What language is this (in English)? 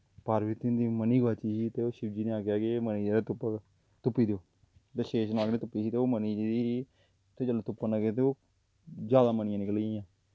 Dogri